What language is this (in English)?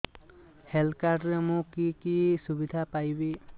Odia